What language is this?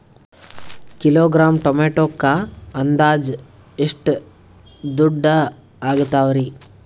Kannada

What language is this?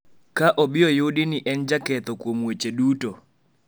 Luo (Kenya and Tanzania)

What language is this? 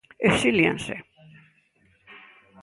Galician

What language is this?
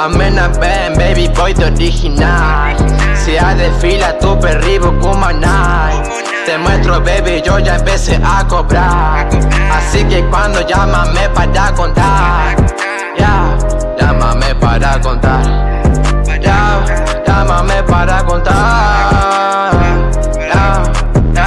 Indonesian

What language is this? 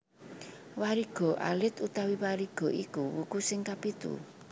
Javanese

